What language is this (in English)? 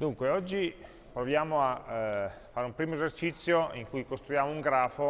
Italian